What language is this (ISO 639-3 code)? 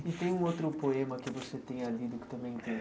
por